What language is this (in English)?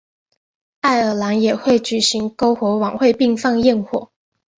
Chinese